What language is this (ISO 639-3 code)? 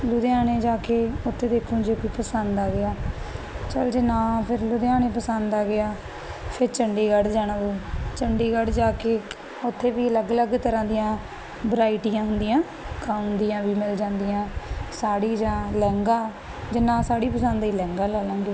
pan